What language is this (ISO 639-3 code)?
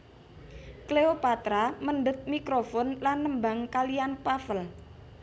jav